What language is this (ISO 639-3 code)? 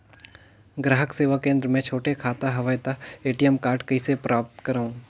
hne